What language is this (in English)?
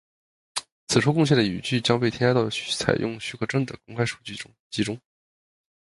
Chinese